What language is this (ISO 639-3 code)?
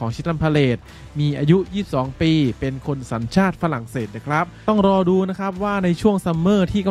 tha